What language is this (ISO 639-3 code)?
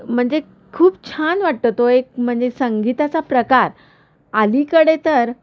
mar